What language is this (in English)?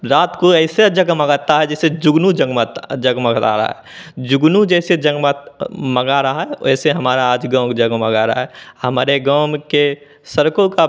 Hindi